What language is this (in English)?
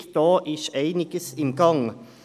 Swiss German